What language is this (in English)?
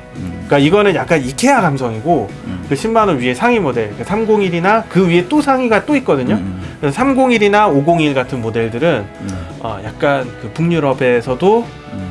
Korean